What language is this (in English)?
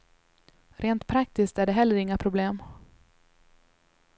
Swedish